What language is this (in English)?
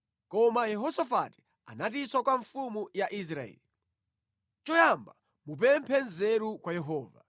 Nyanja